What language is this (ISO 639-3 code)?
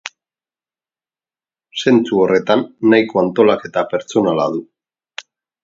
eus